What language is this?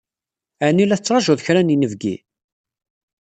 Kabyle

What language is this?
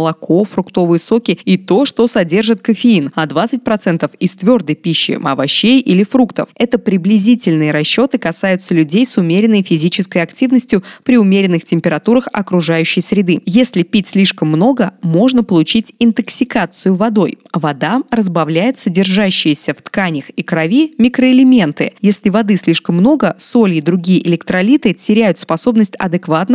Russian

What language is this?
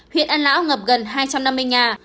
Vietnamese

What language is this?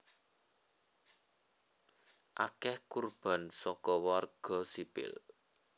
Javanese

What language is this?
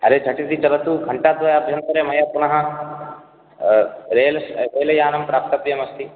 Sanskrit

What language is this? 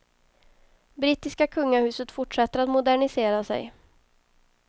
Swedish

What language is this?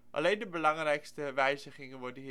Dutch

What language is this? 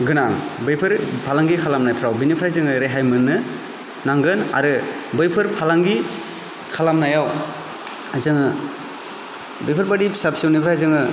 Bodo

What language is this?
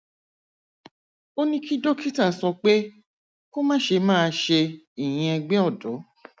Yoruba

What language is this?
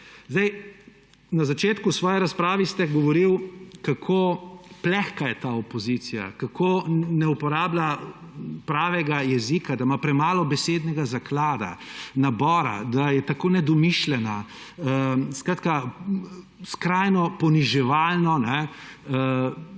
Slovenian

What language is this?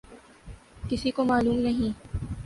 Urdu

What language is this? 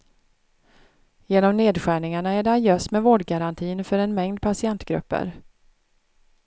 Swedish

